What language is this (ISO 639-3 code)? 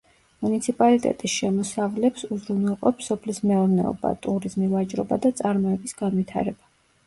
kat